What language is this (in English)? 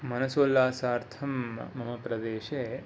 Sanskrit